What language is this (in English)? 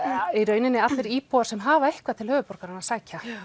Icelandic